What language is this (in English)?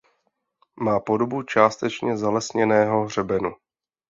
Czech